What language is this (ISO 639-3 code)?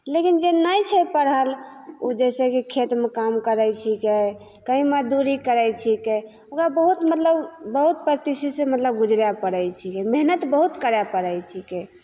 mai